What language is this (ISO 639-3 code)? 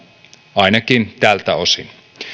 fin